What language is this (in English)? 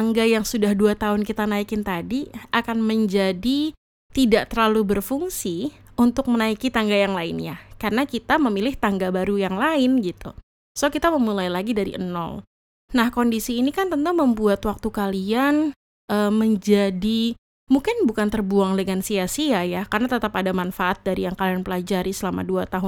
Indonesian